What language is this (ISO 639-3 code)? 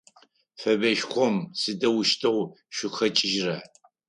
ady